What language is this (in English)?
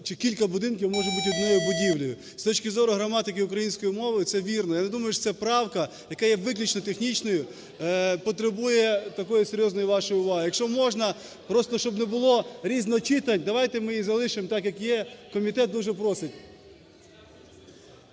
Ukrainian